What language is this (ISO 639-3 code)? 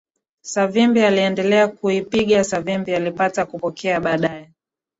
swa